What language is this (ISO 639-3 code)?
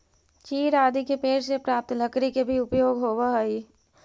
mag